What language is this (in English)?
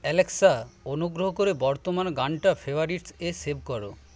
Bangla